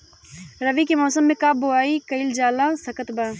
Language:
Bhojpuri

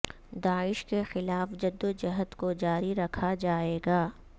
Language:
Urdu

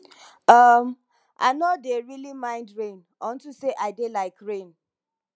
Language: Nigerian Pidgin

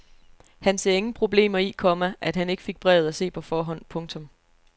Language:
Danish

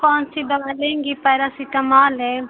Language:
Hindi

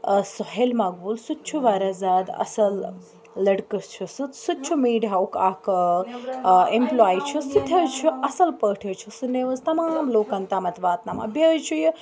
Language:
Kashmiri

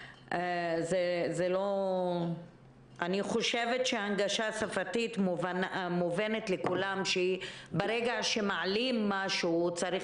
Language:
Hebrew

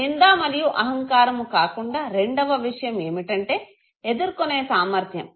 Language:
Telugu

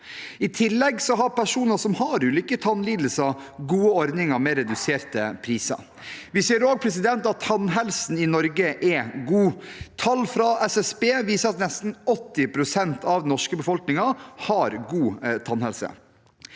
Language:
Norwegian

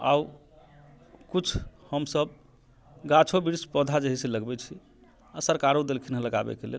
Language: Maithili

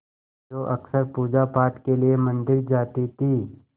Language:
Hindi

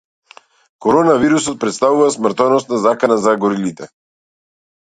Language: Macedonian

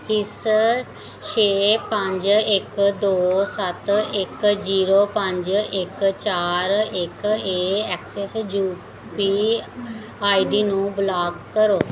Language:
Punjabi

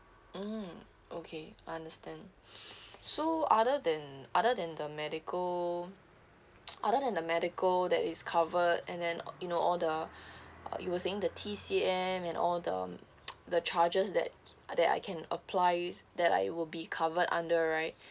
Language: English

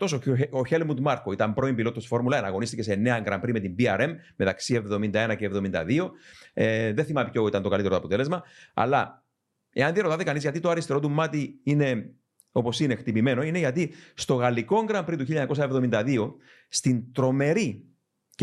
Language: Greek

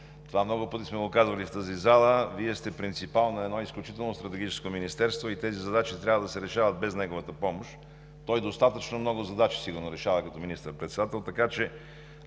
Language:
Bulgarian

